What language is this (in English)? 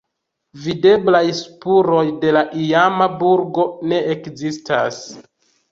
Esperanto